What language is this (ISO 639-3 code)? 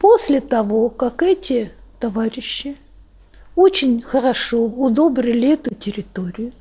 rus